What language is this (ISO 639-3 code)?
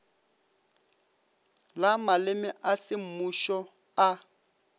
nso